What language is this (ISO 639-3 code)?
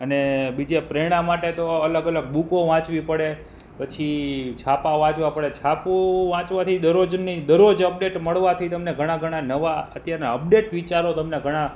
guj